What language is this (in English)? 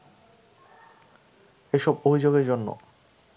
Bangla